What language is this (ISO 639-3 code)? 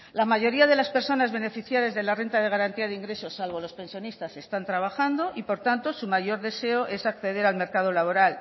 spa